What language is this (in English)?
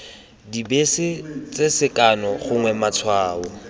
Tswana